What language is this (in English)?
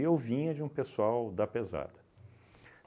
Portuguese